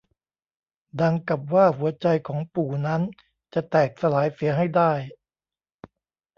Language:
Thai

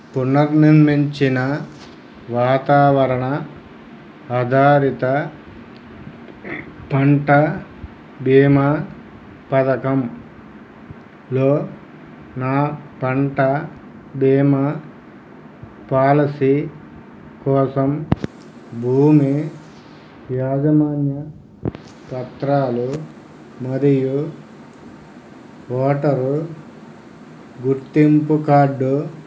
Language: Telugu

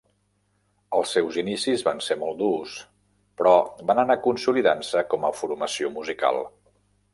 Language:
Catalan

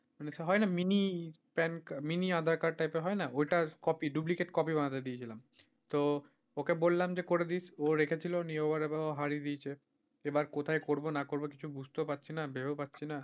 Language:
Bangla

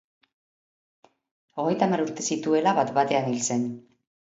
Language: Basque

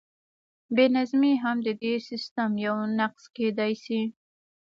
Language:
Pashto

